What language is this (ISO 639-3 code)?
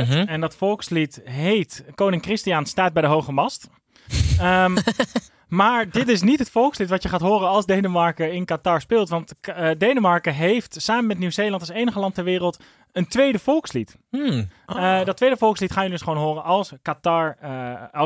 nld